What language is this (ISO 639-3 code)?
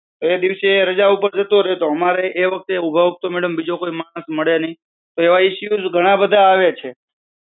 guj